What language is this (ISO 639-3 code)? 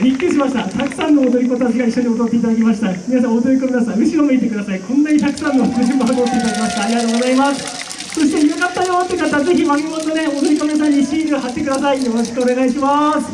jpn